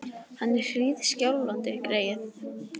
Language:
Icelandic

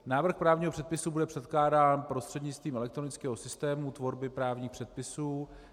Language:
Czech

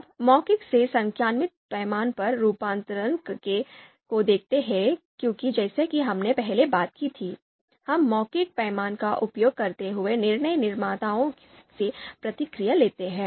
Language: Hindi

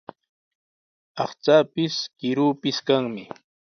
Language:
Sihuas Ancash Quechua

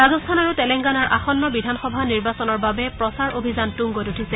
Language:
Assamese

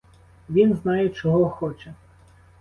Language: Ukrainian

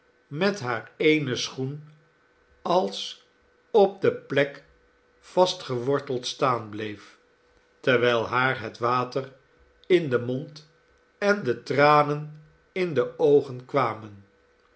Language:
Dutch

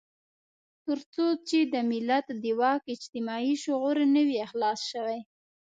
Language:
Pashto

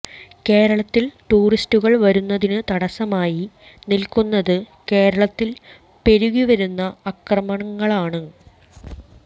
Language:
Malayalam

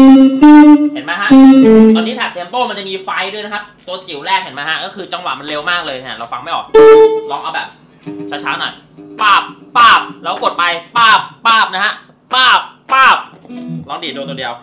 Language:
Thai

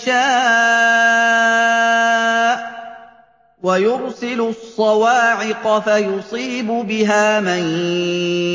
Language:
Arabic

